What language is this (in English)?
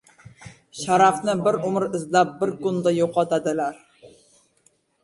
Uzbek